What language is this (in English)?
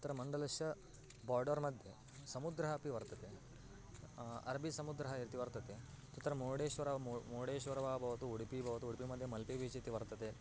Sanskrit